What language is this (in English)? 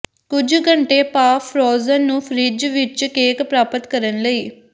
Punjabi